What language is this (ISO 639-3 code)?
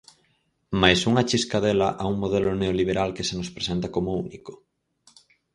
glg